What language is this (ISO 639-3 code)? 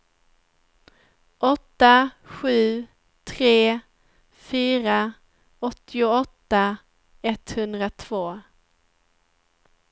swe